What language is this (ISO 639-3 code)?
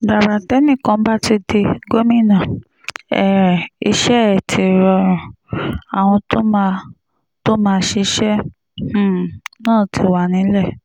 yor